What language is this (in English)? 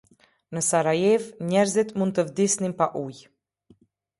Albanian